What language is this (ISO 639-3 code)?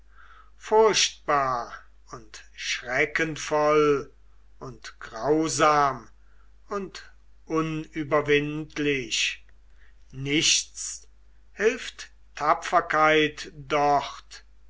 deu